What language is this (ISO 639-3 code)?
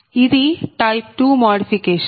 tel